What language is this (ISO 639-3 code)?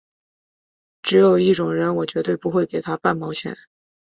zho